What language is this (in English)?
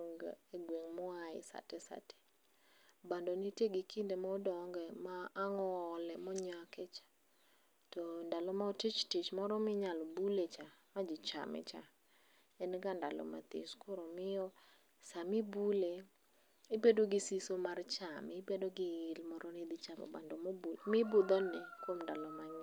Luo (Kenya and Tanzania)